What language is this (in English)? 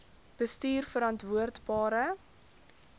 Afrikaans